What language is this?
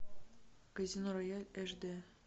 Russian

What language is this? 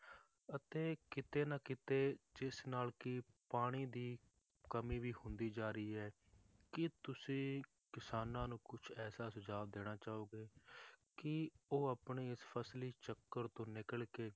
Punjabi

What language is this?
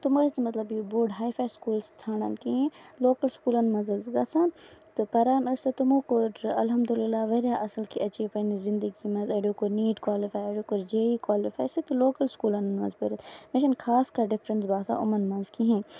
Kashmiri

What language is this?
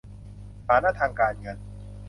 Thai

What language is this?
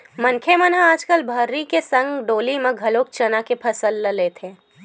Chhattisgarhi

